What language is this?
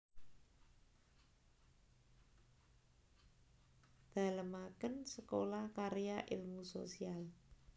Javanese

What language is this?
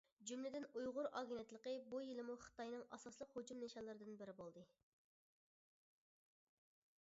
Uyghur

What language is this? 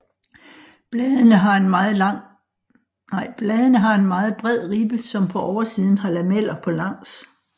Danish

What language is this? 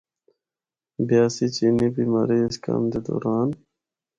Northern Hindko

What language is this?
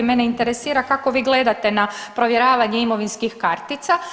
Croatian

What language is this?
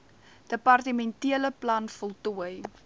Afrikaans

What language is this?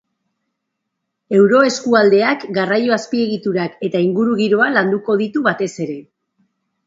Basque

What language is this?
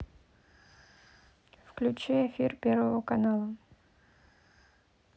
Russian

